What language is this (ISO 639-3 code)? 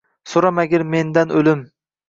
uzb